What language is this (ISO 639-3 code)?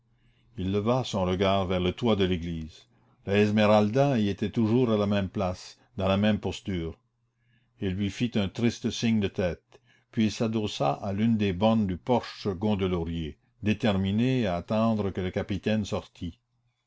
fra